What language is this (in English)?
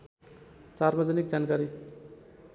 Nepali